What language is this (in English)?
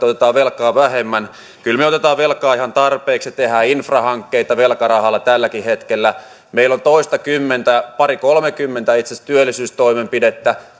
Finnish